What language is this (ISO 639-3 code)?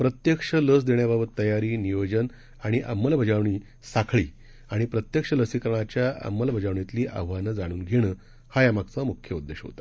mar